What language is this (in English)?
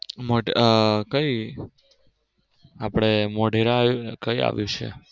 Gujarati